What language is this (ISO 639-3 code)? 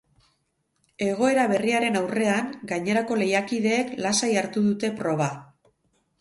eus